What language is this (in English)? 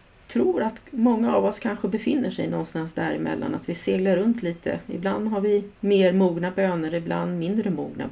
Swedish